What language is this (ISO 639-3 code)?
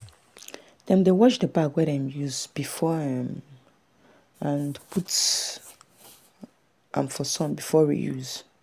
pcm